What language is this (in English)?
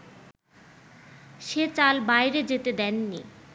Bangla